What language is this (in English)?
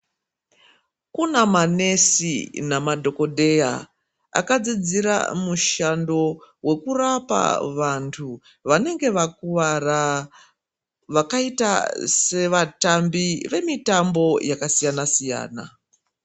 Ndau